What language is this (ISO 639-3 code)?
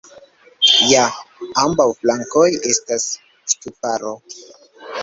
epo